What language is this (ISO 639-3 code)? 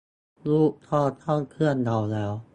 tha